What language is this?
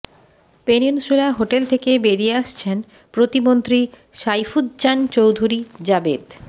Bangla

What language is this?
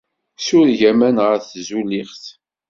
Kabyle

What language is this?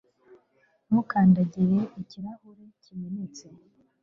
Kinyarwanda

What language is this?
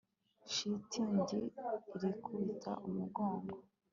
Kinyarwanda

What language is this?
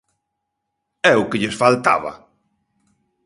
Galician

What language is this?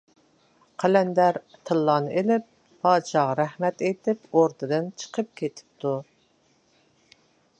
Uyghur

